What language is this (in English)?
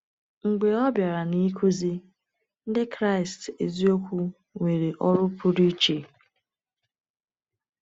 Igbo